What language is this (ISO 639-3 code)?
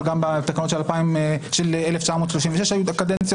heb